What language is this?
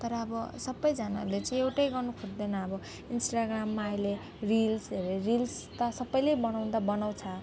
Nepali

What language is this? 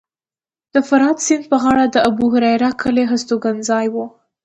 Pashto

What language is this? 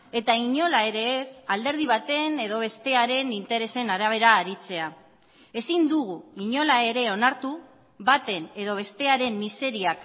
Basque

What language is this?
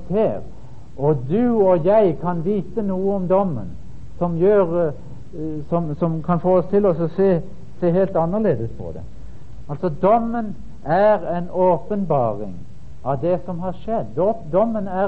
Danish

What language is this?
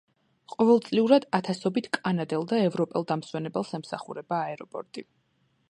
Georgian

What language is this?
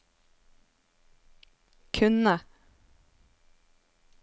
Norwegian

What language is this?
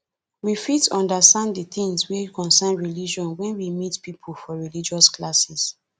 Nigerian Pidgin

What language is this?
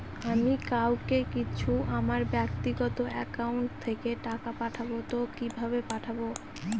Bangla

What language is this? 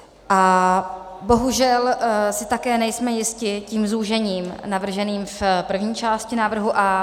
Czech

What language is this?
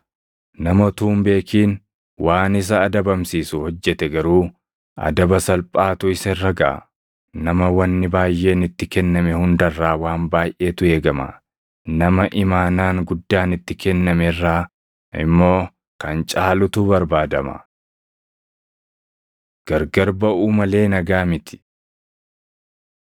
Oromo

